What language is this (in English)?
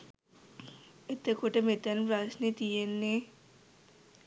Sinhala